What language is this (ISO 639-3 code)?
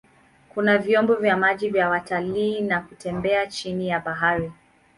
swa